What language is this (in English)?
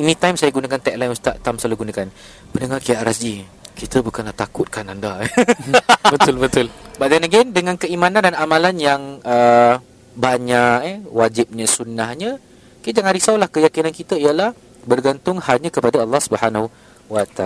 Malay